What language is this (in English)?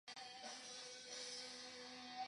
Chinese